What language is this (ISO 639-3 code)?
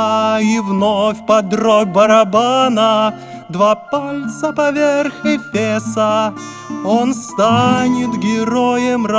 rus